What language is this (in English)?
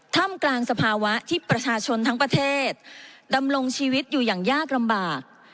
Thai